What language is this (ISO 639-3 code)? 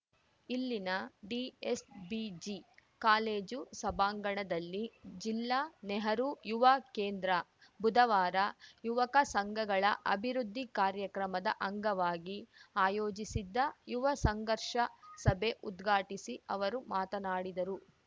kan